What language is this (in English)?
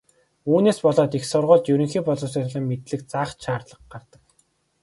Mongolian